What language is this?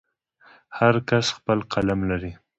Pashto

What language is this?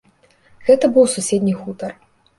Belarusian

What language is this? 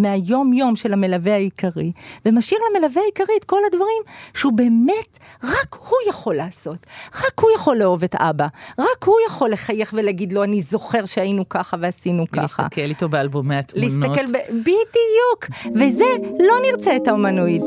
Hebrew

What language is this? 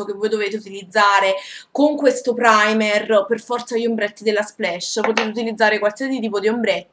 Italian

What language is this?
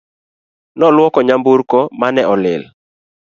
Luo (Kenya and Tanzania)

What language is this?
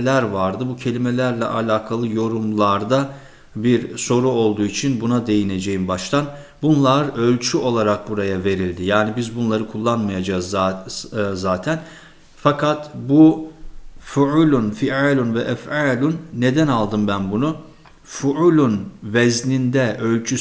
Turkish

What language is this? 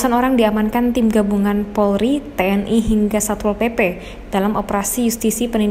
Indonesian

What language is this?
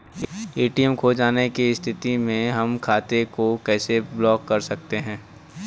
Bhojpuri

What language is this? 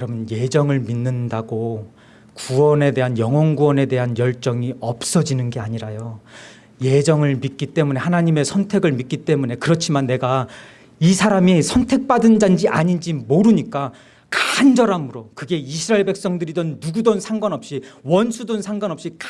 Korean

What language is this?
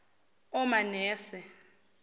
Zulu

